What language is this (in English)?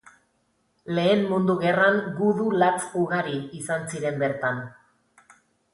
Basque